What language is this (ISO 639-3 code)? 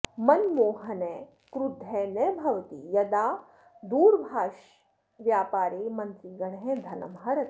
san